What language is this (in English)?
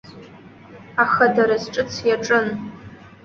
Abkhazian